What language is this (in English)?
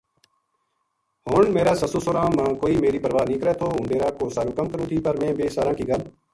Gujari